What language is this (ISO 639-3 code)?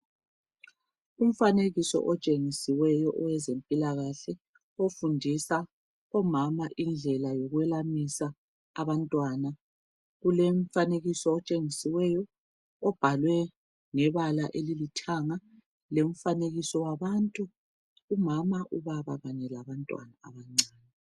nde